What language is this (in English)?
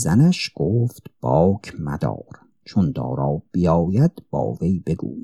Persian